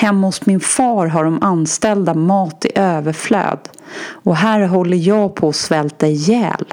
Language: Swedish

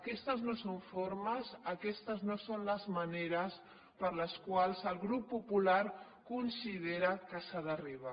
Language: Catalan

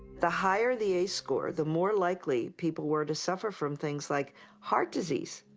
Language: English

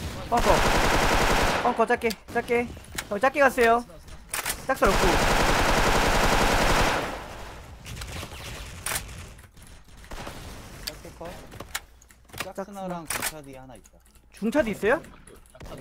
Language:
Korean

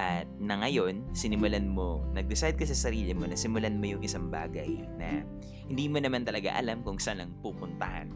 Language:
Filipino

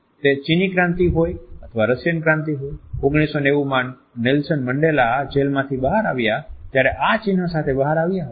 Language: Gujarati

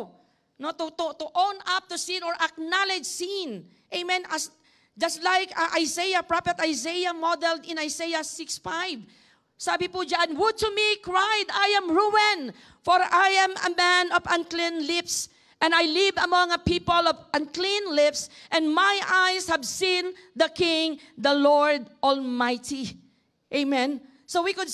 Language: English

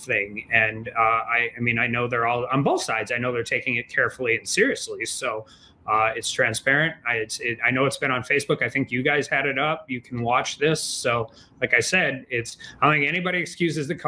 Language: English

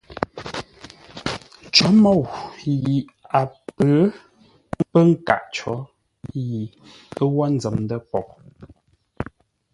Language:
Ngombale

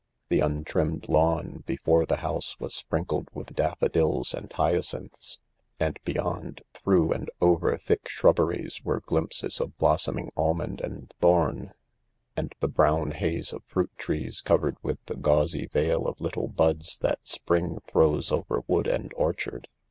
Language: English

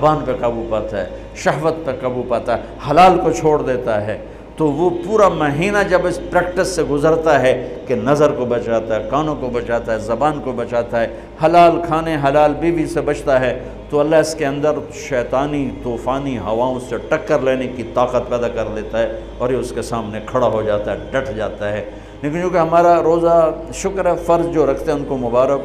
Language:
Urdu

